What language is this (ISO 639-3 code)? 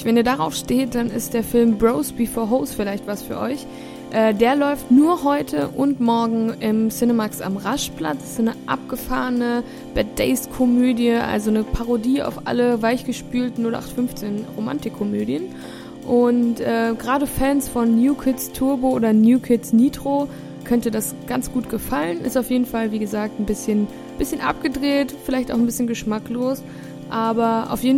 deu